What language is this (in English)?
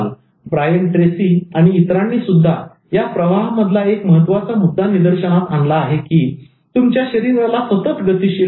Marathi